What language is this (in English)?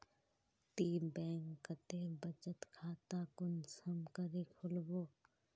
Magahi